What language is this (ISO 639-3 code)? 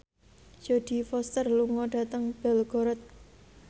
jav